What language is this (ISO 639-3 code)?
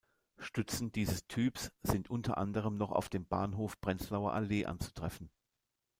deu